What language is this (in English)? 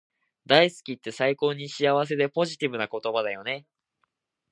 Japanese